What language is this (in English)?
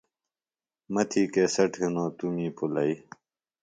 Phalura